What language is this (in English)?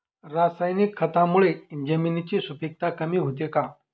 Marathi